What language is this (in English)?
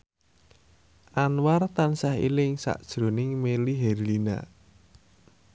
Javanese